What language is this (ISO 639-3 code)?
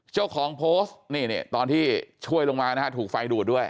tha